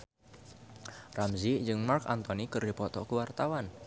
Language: Sundanese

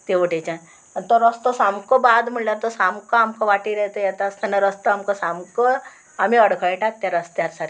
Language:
Konkani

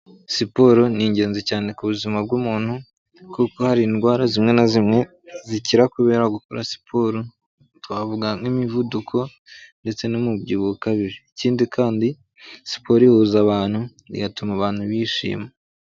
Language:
Kinyarwanda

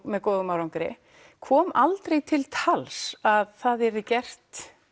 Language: Icelandic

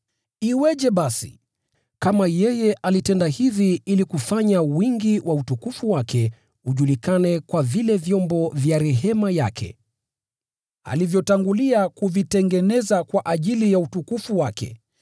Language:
Swahili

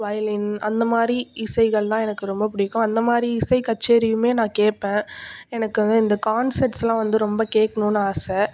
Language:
Tamil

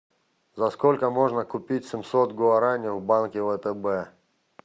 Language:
Russian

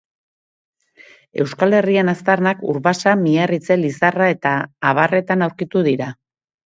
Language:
Basque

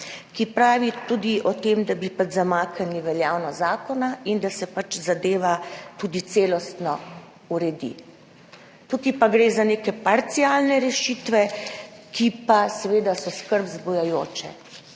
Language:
Slovenian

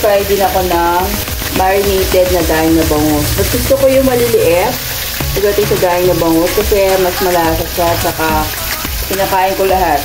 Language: Filipino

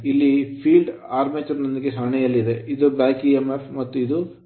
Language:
Kannada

